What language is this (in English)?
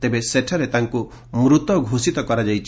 Odia